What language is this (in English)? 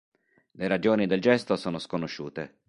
Italian